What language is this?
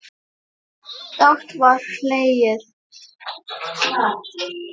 Icelandic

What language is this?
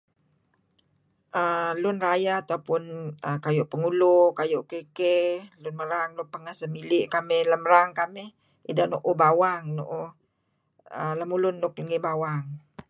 Kelabit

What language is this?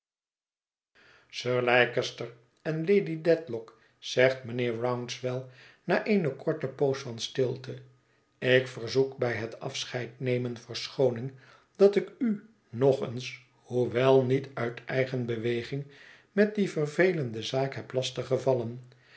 Dutch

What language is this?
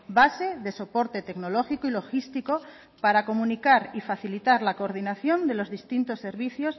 Spanish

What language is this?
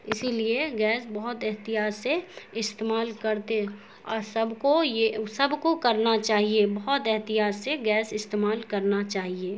Urdu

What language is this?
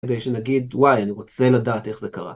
Hebrew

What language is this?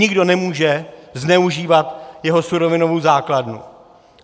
Czech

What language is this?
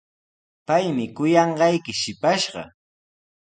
Sihuas Ancash Quechua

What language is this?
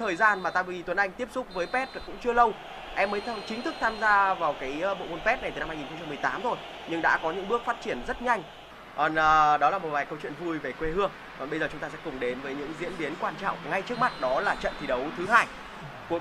Vietnamese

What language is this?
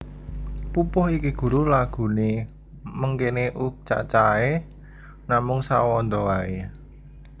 Javanese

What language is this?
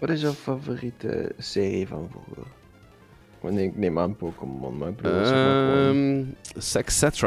Dutch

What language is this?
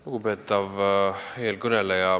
Estonian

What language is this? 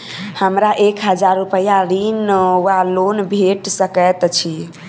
Maithili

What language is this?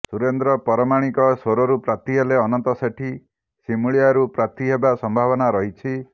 Odia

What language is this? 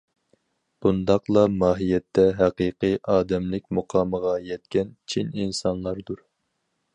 Uyghur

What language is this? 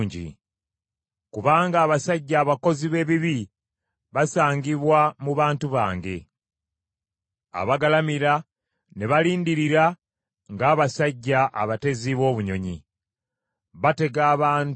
Ganda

